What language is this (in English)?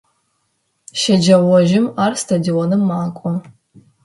Adyghe